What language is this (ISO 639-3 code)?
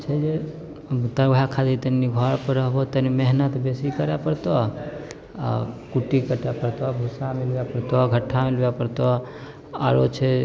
mai